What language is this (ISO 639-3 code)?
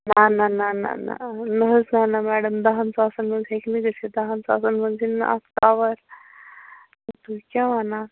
kas